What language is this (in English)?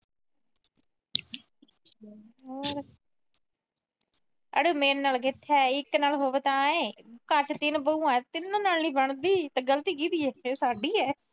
Punjabi